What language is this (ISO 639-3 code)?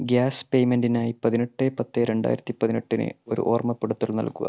mal